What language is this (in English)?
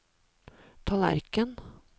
Norwegian